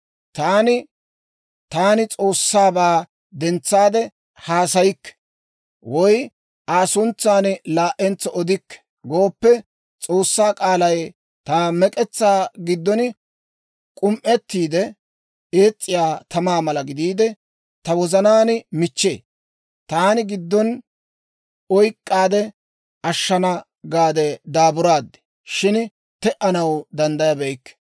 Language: Dawro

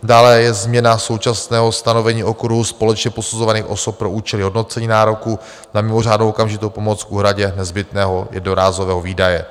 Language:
Czech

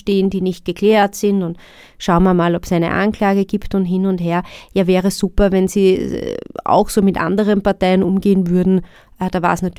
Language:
German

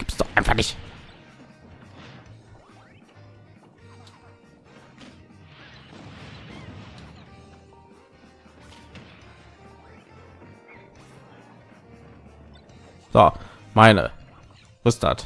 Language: German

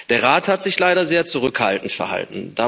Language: German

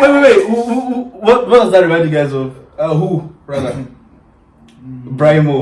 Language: Turkish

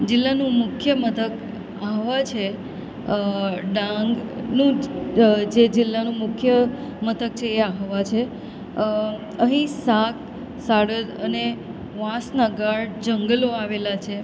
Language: Gujarati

